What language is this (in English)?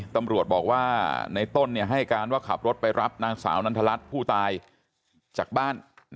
Thai